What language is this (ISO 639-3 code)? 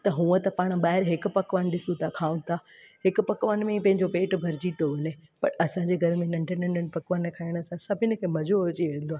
snd